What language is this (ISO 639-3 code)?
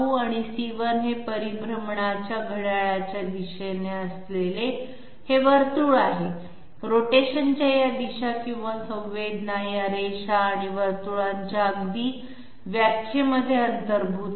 mar